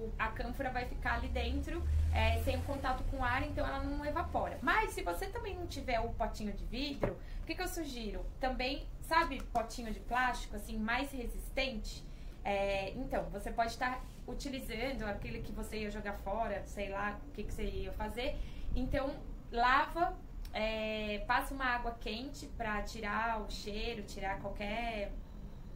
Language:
Portuguese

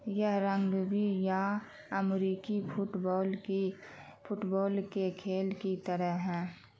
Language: Urdu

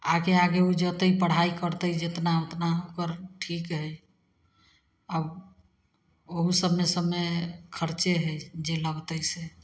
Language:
Maithili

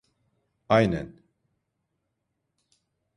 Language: Turkish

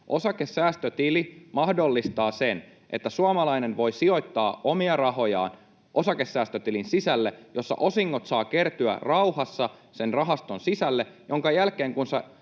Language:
Finnish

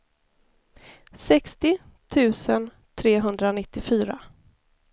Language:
Swedish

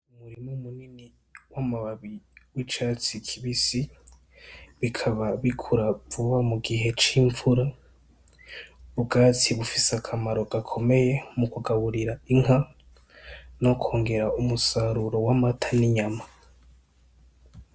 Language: Rundi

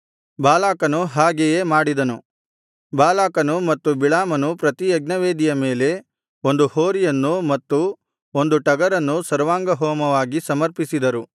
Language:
Kannada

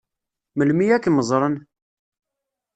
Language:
Kabyle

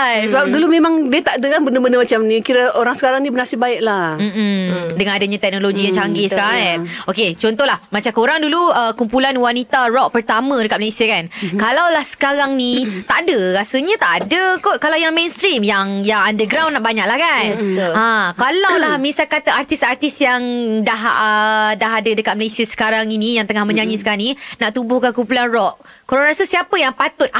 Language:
Malay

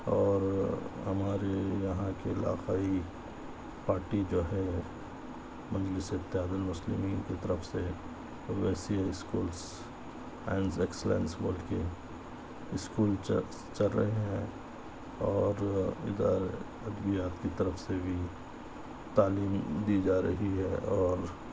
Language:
Urdu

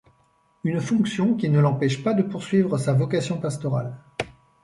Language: French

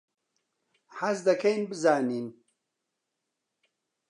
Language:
Central Kurdish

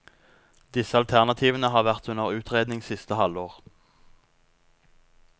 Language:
Norwegian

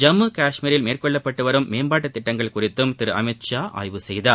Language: Tamil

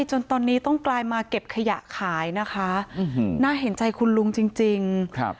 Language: Thai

